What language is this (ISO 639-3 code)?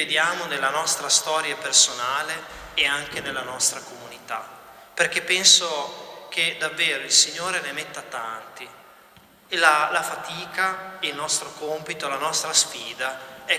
ita